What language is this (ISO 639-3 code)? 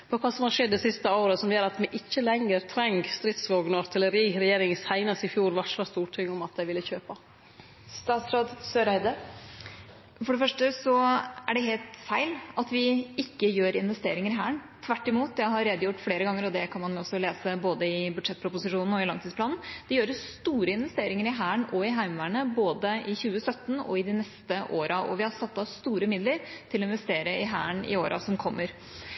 nor